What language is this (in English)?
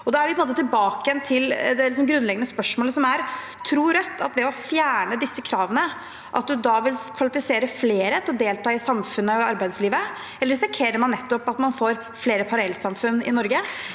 Norwegian